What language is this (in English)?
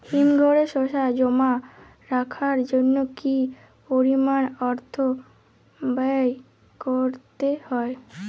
Bangla